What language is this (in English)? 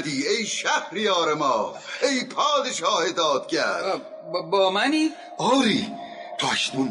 Persian